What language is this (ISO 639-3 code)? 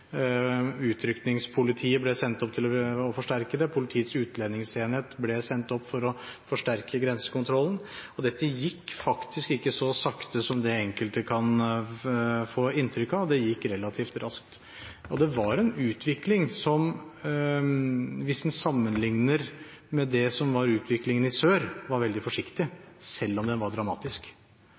nob